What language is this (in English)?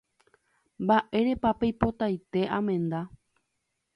Guarani